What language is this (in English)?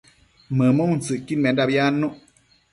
Matsés